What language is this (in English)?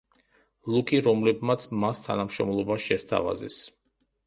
Georgian